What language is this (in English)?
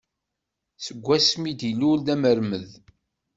Kabyle